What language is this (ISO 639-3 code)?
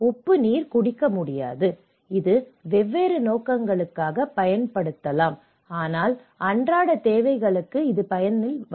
tam